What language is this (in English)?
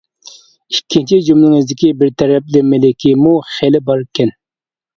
Uyghur